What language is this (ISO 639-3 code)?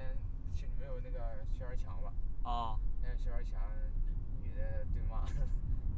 zho